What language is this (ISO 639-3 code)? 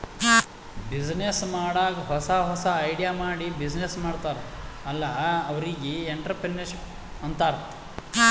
kan